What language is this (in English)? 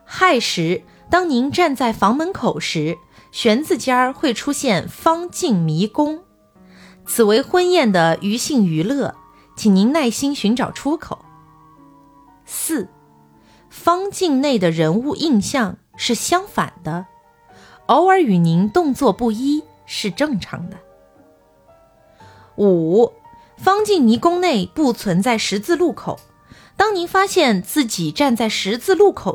Chinese